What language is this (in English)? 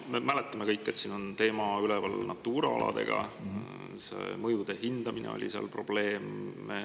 Estonian